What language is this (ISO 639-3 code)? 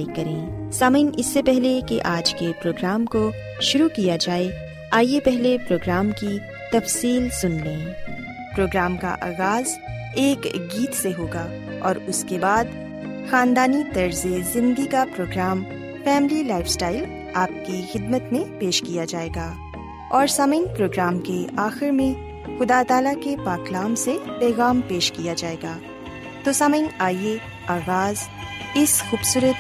urd